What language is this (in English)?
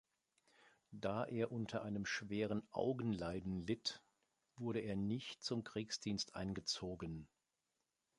German